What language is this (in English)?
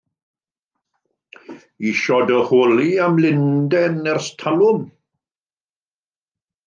Welsh